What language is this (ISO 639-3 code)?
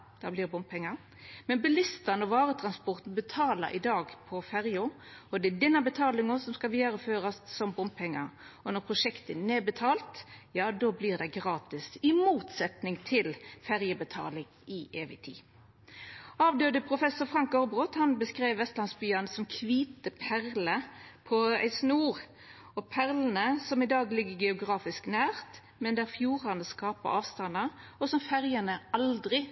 nno